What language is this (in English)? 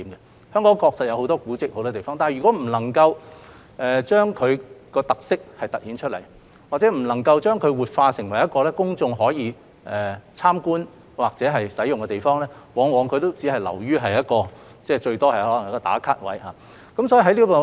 Cantonese